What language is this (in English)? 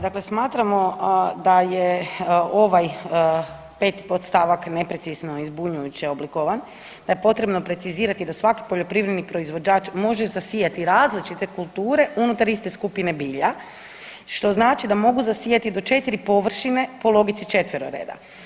Croatian